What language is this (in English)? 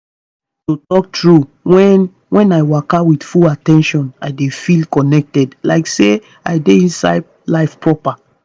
Nigerian Pidgin